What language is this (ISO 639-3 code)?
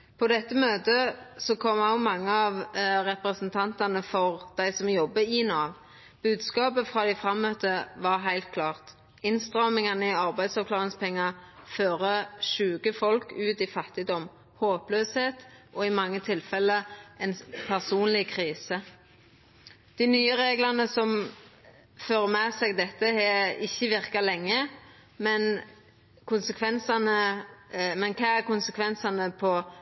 nno